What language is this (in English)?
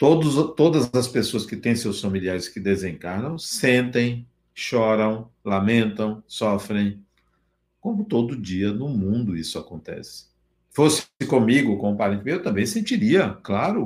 Portuguese